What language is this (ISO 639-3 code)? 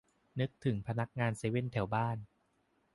tha